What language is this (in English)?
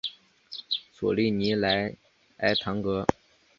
Chinese